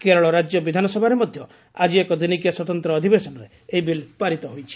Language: Odia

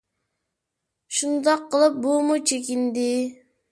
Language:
Uyghur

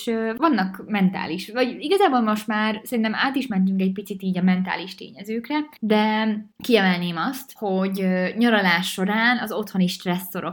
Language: Hungarian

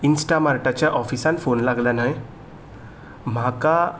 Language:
Konkani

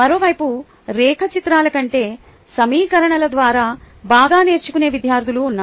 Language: Telugu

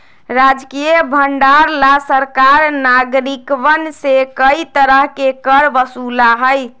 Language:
Magahi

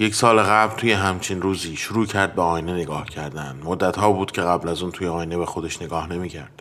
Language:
Persian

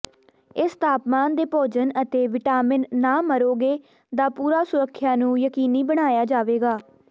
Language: Punjabi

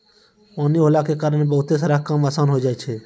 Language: Maithili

